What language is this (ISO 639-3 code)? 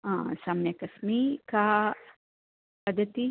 san